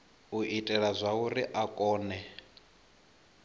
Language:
Venda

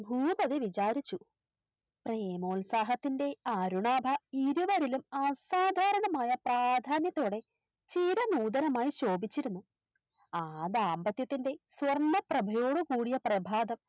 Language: Malayalam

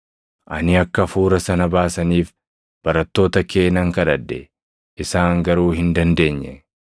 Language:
Oromo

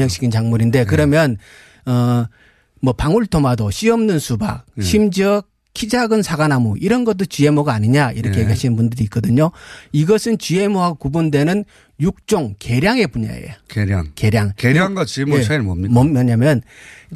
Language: Korean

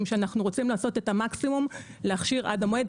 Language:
Hebrew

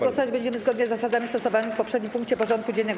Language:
Polish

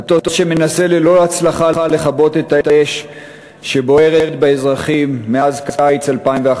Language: Hebrew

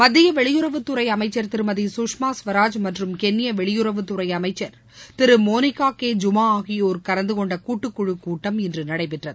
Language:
Tamil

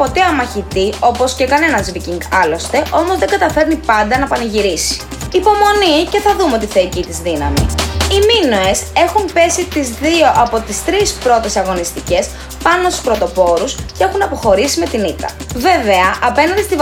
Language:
Greek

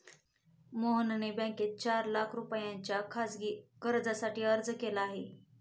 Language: Marathi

